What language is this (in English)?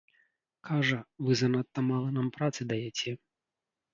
Belarusian